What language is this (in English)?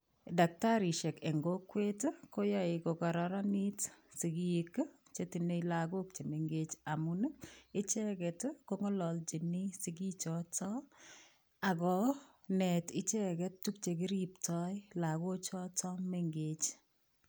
Kalenjin